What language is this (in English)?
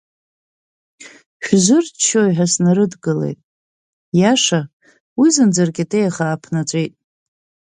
Abkhazian